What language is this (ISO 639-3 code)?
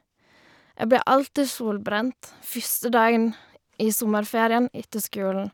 nor